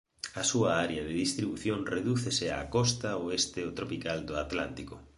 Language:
Galician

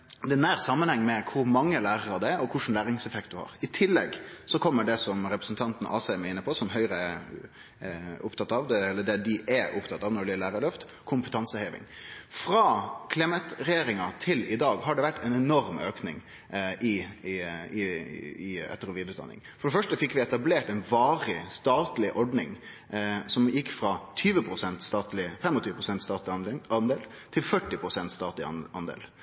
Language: Norwegian Nynorsk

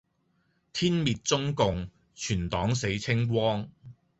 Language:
Cantonese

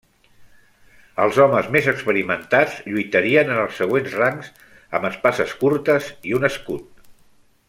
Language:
Catalan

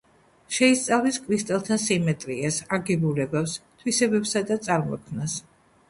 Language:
Georgian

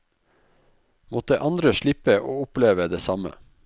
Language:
Norwegian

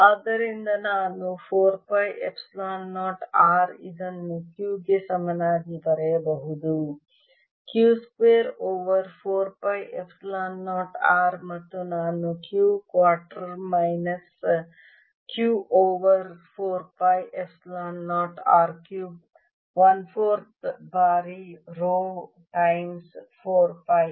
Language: Kannada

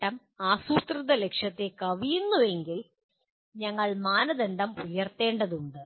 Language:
Malayalam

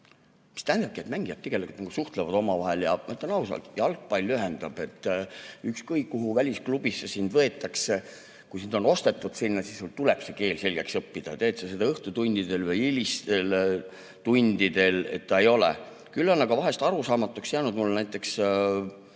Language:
Estonian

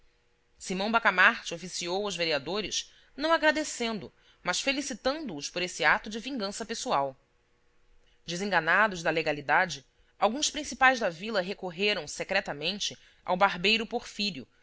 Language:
Portuguese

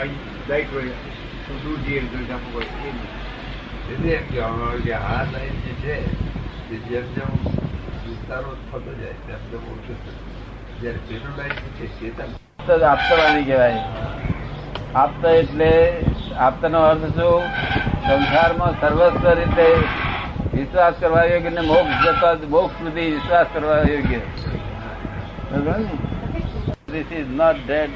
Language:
Gujarati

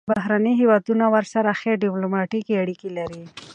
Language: Pashto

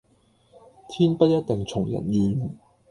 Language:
Cantonese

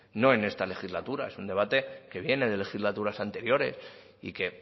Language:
Spanish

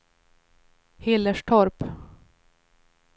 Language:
Swedish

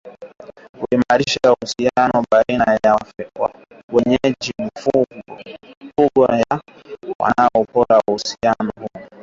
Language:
Swahili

